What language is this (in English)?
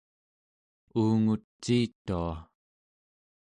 Central Yupik